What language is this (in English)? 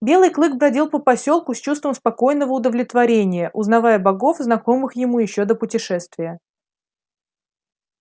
Russian